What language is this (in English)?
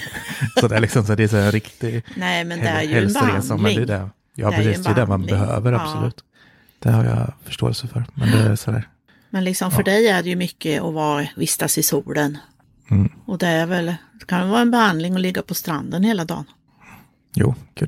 Swedish